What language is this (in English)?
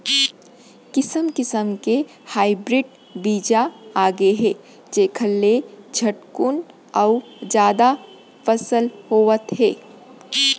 Chhattisgarhi